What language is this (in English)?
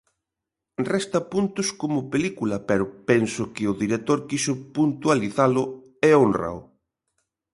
Galician